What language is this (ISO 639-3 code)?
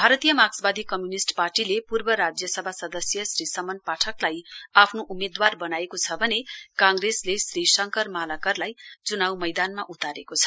nep